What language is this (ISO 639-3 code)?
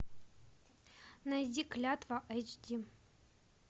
rus